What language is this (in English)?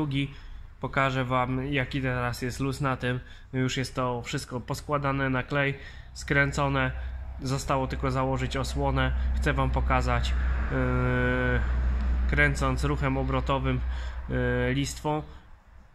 Polish